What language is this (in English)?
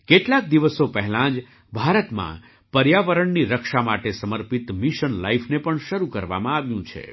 Gujarati